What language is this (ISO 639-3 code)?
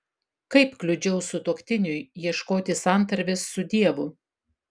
lit